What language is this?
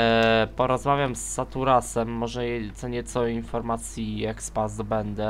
Polish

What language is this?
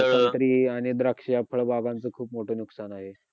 Marathi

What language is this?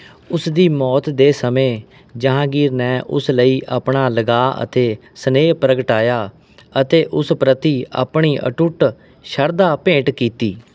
Punjabi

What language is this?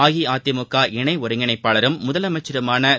Tamil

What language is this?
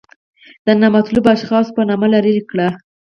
Pashto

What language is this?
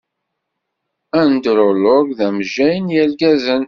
Kabyle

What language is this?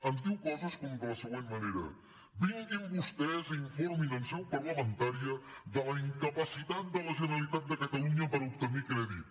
Catalan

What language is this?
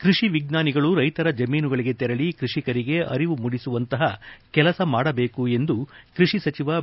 Kannada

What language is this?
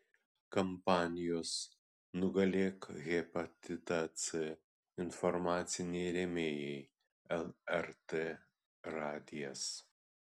Lithuanian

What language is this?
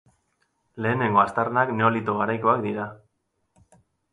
Basque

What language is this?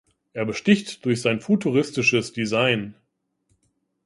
German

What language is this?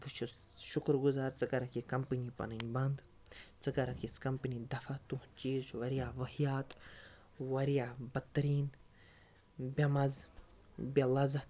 Kashmiri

